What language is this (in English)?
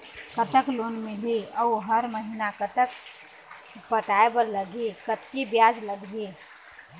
Chhattisgarhi